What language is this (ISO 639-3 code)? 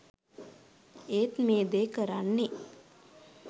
sin